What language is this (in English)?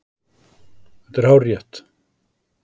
Icelandic